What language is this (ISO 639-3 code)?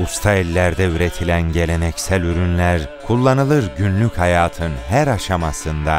tur